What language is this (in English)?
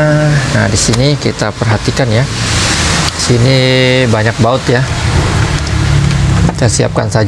Indonesian